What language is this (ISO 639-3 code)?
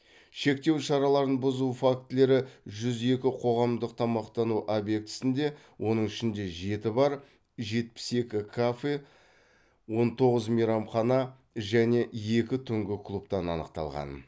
kaz